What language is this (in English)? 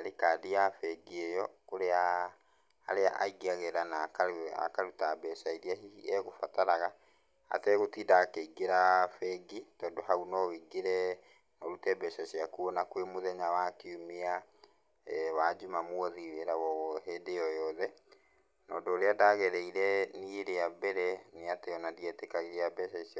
Kikuyu